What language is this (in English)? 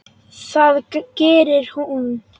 Icelandic